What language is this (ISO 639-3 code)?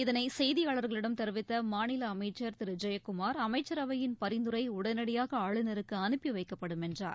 tam